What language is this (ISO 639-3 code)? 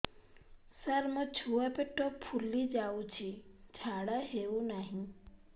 ori